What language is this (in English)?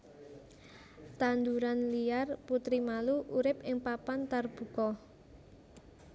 Javanese